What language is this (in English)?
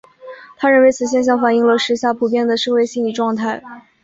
Chinese